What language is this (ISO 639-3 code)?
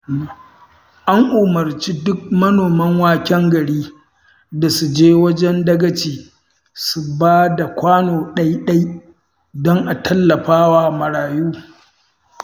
hau